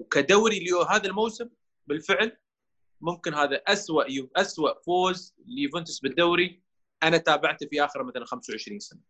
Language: Arabic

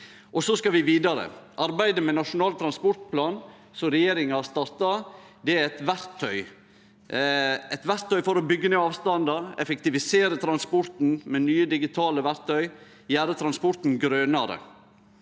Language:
Norwegian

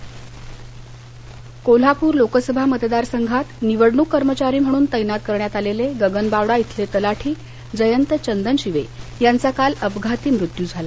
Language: Marathi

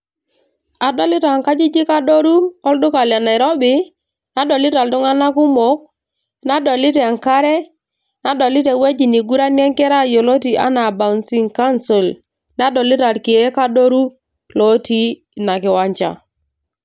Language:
Masai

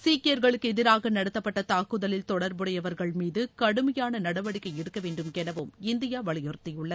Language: Tamil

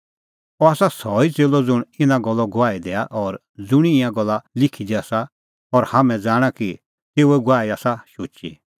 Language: Kullu Pahari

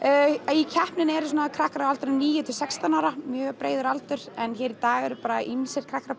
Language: Icelandic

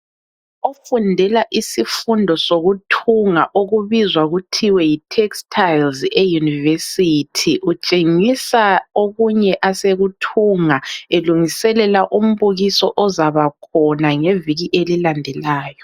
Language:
North Ndebele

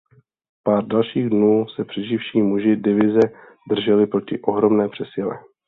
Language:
Czech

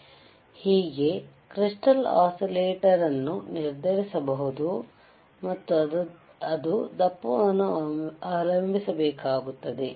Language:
Kannada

